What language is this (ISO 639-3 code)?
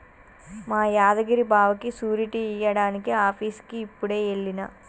tel